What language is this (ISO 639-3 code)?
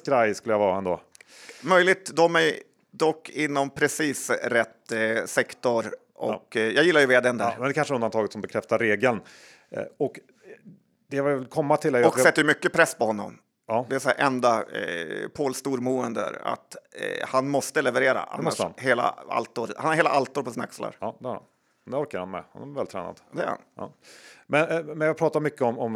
swe